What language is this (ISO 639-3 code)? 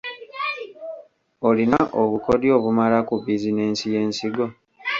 lug